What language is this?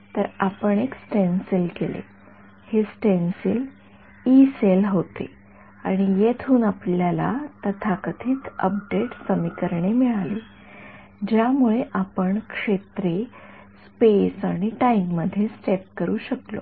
Marathi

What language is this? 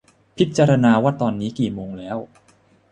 Thai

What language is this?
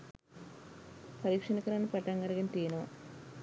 Sinhala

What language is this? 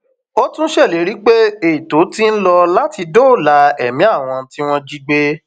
Yoruba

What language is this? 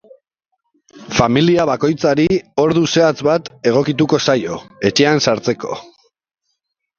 Basque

